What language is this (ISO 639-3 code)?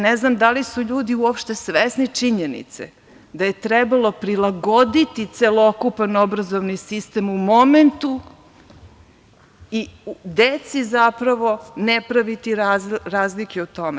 srp